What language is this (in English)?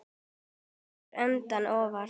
Icelandic